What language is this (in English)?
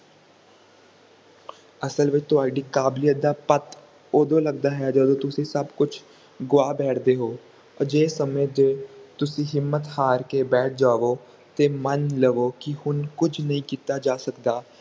Punjabi